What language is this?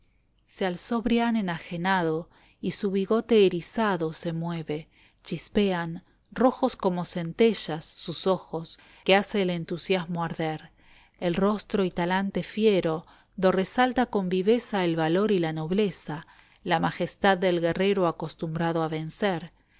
Spanish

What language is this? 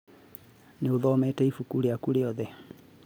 Kikuyu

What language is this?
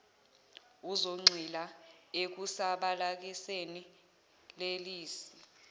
Zulu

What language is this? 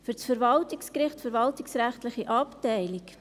Swiss German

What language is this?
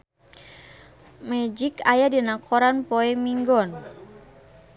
Sundanese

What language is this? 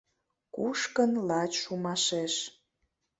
Mari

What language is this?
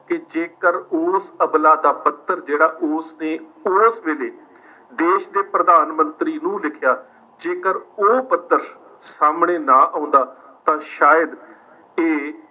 Punjabi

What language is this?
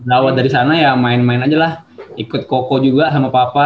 Indonesian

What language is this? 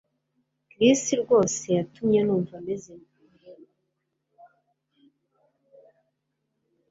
Kinyarwanda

